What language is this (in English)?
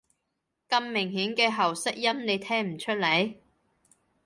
Cantonese